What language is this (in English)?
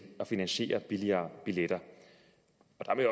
Danish